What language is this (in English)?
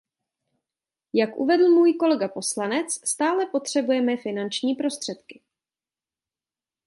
Czech